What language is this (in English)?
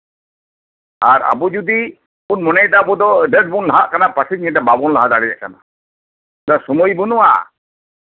Santali